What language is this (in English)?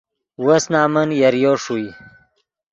Yidgha